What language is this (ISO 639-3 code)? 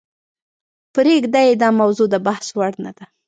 pus